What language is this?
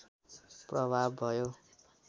Nepali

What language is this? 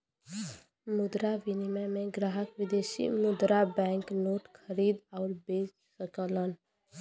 Bhojpuri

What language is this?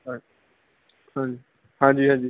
Punjabi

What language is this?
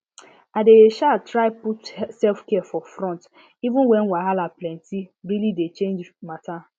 Nigerian Pidgin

